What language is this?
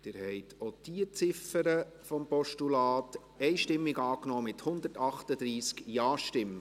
Swiss German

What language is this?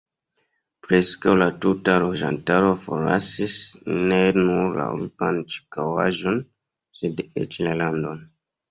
Esperanto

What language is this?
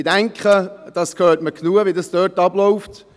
Swiss German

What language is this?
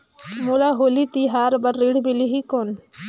Chhattisgarhi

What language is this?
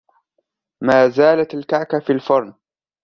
Arabic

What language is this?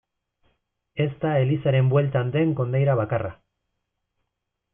Basque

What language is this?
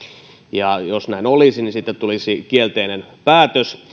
Finnish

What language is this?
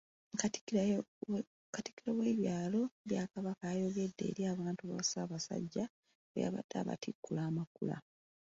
Ganda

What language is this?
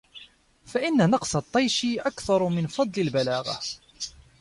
Arabic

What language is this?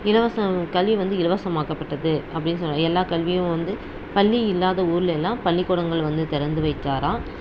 Tamil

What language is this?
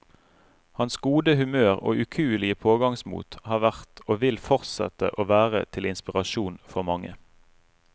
Norwegian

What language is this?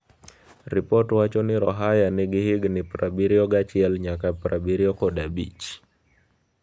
Luo (Kenya and Tanzania)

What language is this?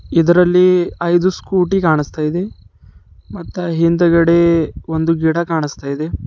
Kannada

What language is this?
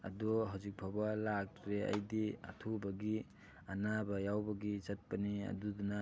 Manipuri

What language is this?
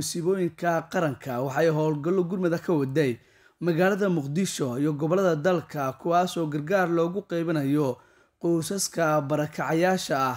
Arabic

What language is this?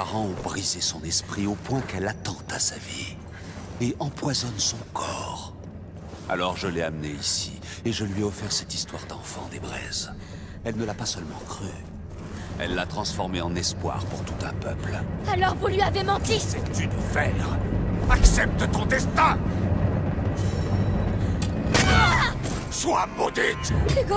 French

